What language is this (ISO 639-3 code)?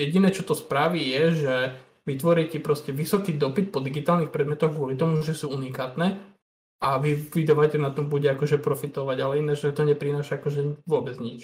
slk